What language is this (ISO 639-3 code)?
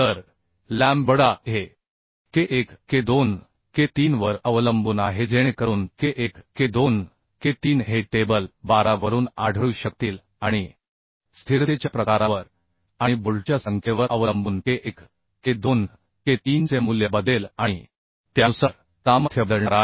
mar